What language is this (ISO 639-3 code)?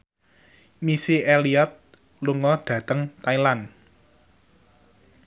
jav